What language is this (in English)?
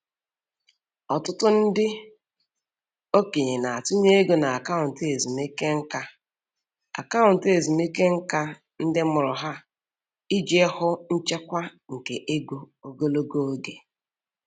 Igbo